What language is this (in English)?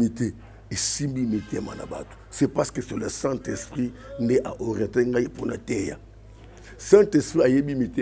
French